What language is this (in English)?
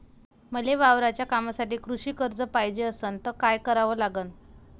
Marathi